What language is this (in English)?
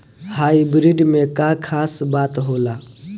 Bhojpuri